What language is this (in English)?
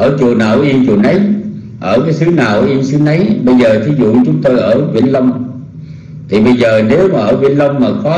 Vietnamese